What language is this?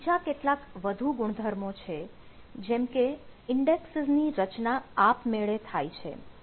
Gujarati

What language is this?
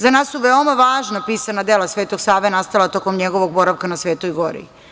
Serbian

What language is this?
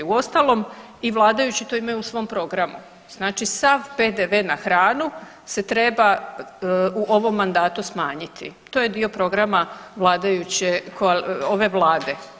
Croatian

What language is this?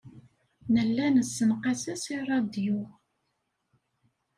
Kabyle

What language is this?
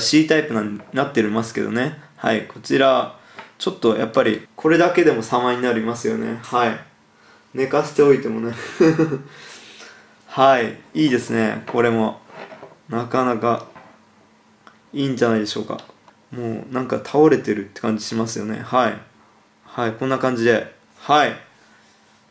Japanese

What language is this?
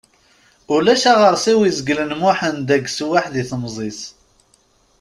Kabyle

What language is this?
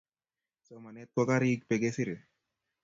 Kalenjin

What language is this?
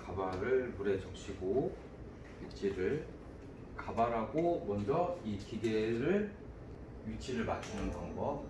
Korean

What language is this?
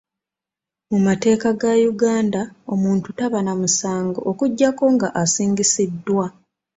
Ganda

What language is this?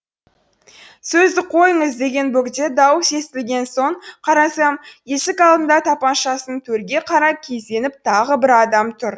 Kazakh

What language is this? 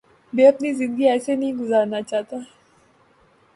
Urdu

